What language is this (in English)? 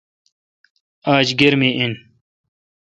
Kalkoti